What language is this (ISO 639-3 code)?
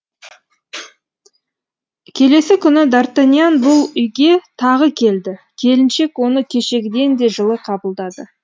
kaz